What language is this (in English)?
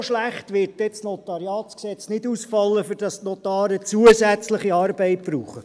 Swiss German